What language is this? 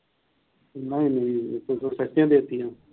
Punjabi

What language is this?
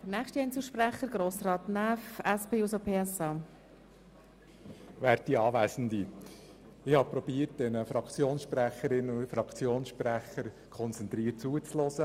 Swiss German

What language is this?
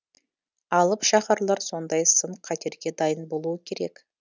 Kazakh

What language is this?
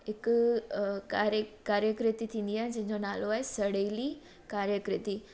Sindhi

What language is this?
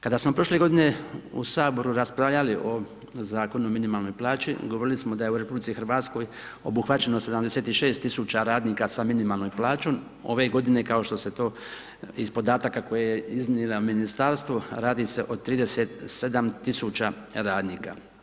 Croatian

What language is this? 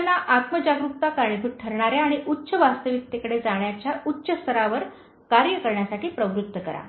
Marathi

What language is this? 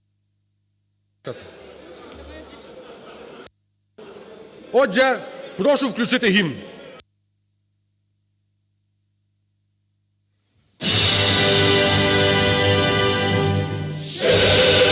Ukrainian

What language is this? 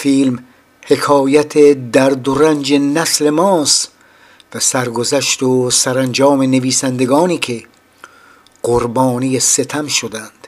Persian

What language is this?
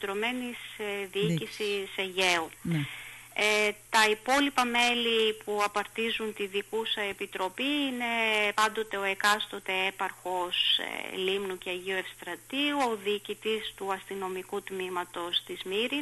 Greek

